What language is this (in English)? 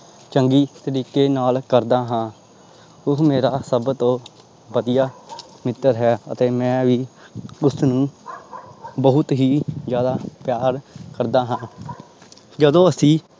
Punjabi